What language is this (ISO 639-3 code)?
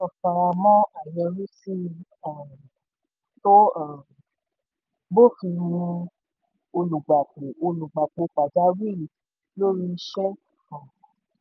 yor